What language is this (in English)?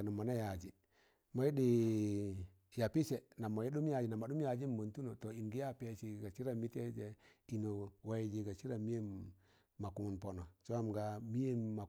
Tangale